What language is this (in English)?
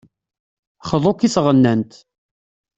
Kabyle